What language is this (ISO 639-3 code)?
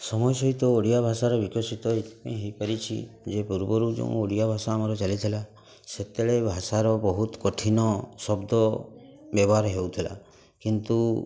ori